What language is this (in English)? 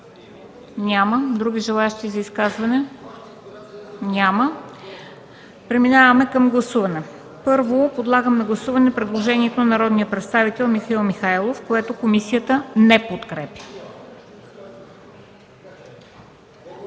Bulgarian